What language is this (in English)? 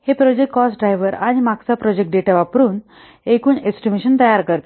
Marathi